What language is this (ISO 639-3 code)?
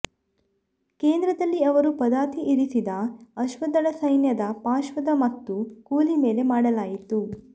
kan